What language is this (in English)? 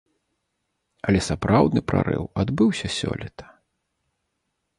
Belarusian